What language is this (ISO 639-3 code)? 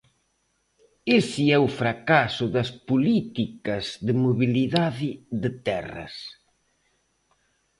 glg